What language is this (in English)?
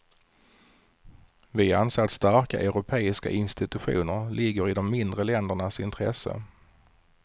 Swedish